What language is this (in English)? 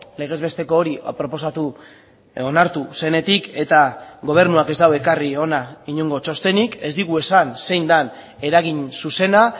Basque